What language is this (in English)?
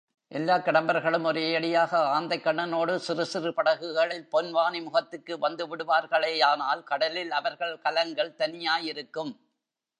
Tamil